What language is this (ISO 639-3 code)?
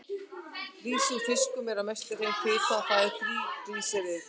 isl